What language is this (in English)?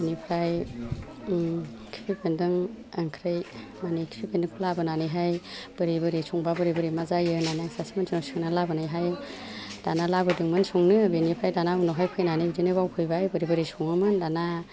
Bodo